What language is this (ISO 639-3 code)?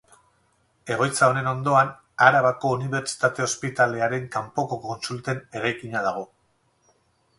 eus